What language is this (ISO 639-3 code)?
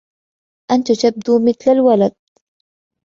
ara